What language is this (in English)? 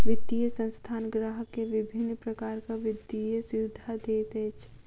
Maithili